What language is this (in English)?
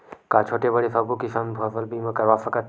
Chhattisgarhi